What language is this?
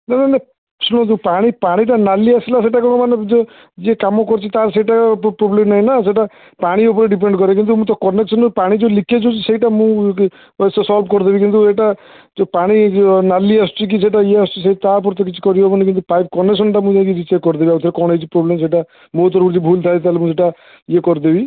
Odia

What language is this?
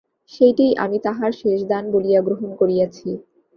Bangla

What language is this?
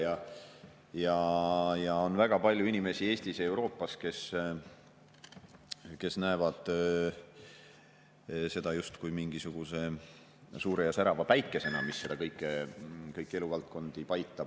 Estonian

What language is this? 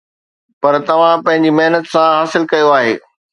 Sindhi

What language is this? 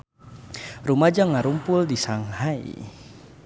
Sundanese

